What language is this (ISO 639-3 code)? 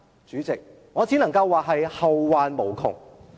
yue